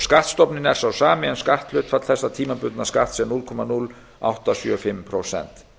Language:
Icelandic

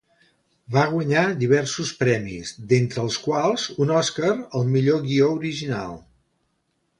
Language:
Catalan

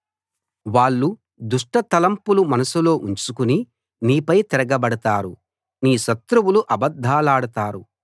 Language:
Telugu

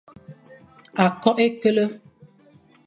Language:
Fang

